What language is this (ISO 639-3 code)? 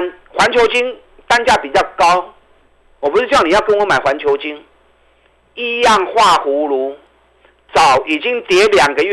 zho